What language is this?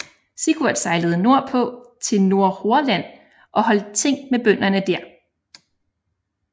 Danish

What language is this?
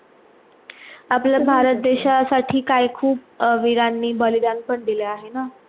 Marathi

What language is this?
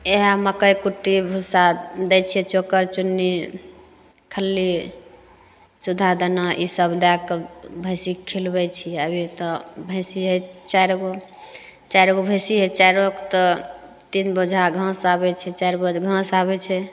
Maithili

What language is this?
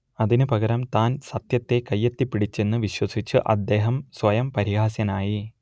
Malayalam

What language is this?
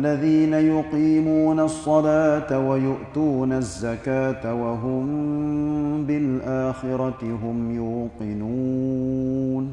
Malay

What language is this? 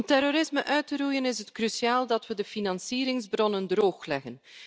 Dutch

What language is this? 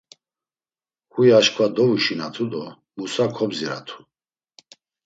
Laz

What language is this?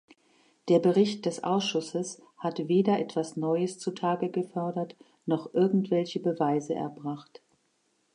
German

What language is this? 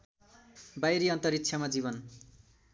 Nepali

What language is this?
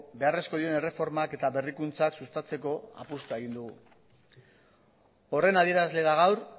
Basque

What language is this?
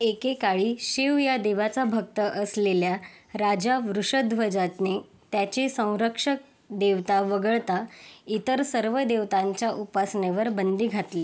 Marathi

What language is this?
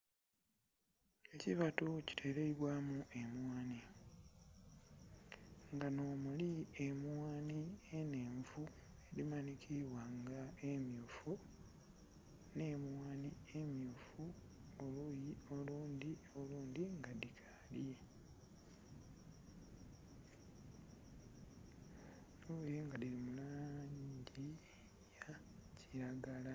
Soga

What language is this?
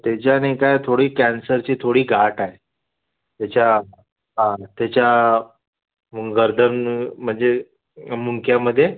Marathi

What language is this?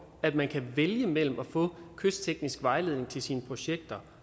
Danish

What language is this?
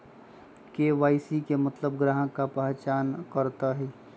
Magahi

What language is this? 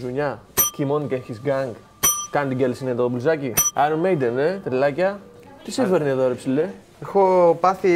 Greek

